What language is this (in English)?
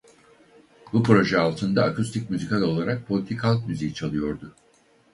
Turkish